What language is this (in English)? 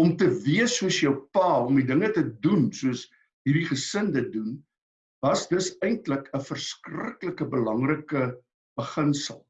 Dutch